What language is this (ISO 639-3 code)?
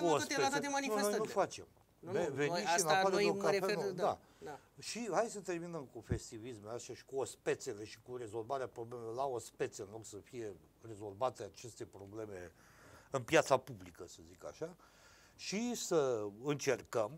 ron